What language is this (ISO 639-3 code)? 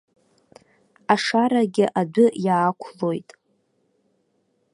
abk